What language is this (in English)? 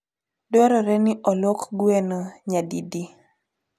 Luo (Kenya and Tanzania)